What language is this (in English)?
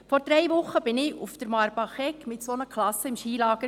Swiss German